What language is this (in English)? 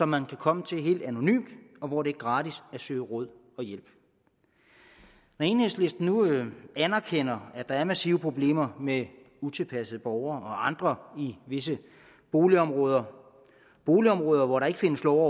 Danish